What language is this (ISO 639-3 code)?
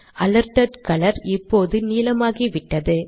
tam